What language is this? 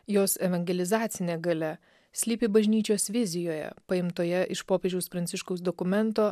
Lithuanian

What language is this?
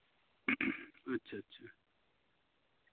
Santali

